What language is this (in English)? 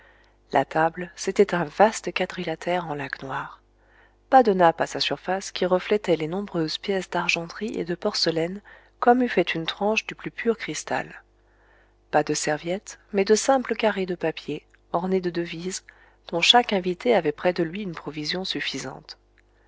French